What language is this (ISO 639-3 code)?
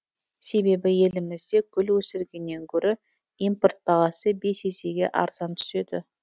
kaz